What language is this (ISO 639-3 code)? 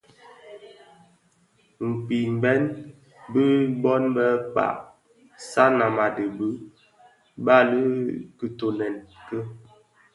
ksf